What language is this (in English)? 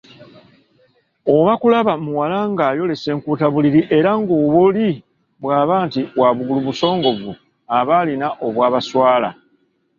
Ganda